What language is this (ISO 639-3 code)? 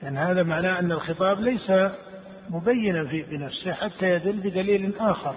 ara